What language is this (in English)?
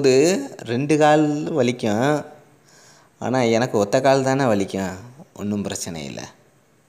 Indonesian